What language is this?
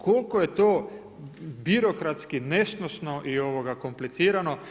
Croatian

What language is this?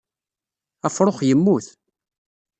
Kabyle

